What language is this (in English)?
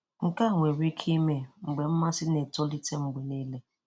Igbo